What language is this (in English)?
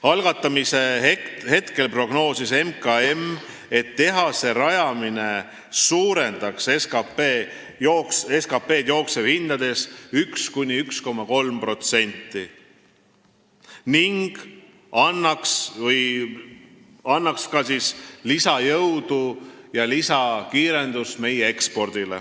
Estonian